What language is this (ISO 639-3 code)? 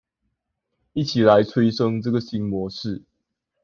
zho